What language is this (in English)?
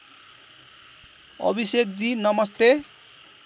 Nepali